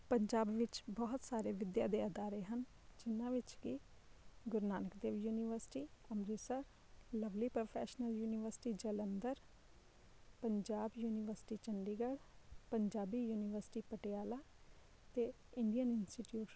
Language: Punjabi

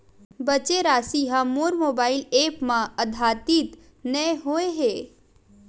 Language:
Chhattisgarhi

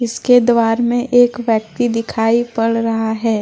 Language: Hindi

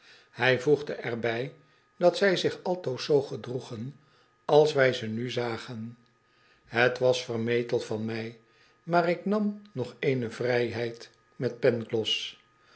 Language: Dutch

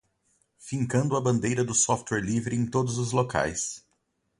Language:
Portuguese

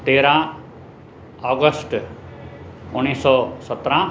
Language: Sindhi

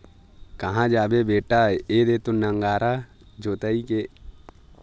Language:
Chhattisgarhi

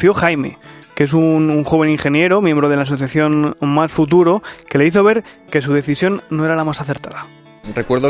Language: Spanish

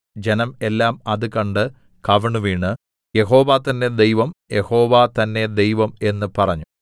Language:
Malayalam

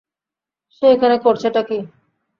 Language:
Bangla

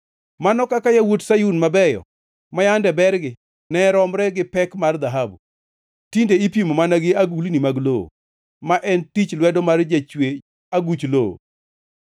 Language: Luo (Kenya and Tanzania)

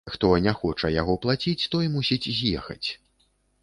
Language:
Belarusian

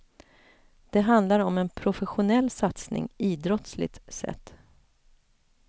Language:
Swedish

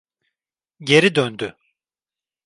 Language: Turkish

